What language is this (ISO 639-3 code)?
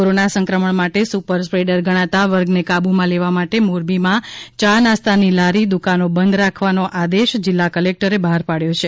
guj